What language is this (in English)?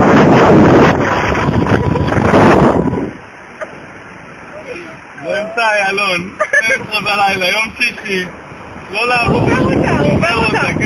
Hebrew